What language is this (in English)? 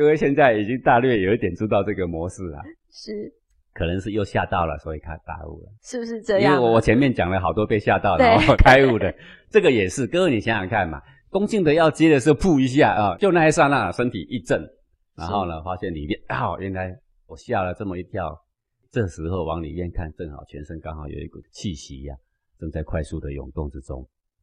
Chinese